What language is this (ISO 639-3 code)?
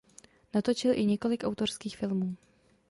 ces